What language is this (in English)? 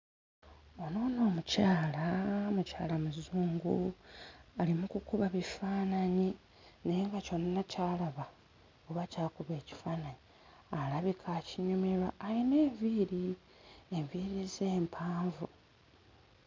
Ganda